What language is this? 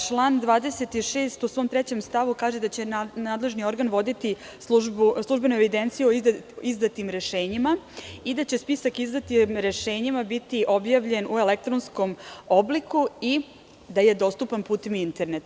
Serbian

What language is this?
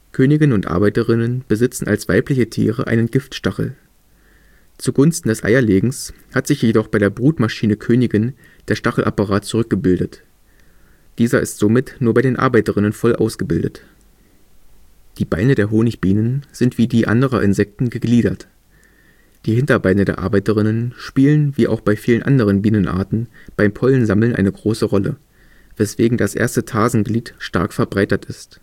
German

